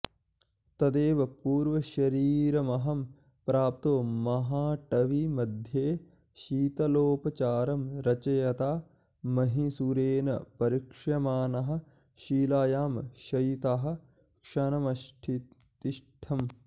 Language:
Sanskrit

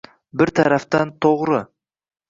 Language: Uzbek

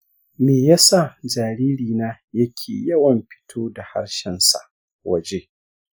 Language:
Hausa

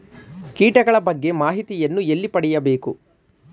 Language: Kannada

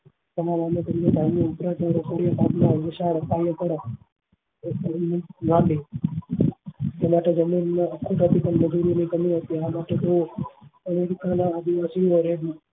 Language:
Gujarati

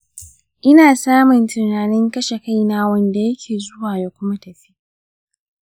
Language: Hausa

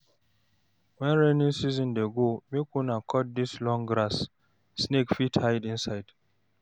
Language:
Nigerian Pidgin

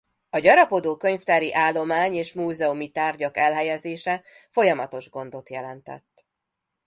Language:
Hungarian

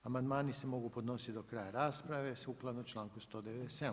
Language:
Croatian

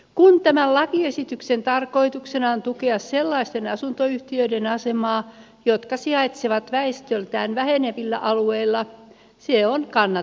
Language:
Finnish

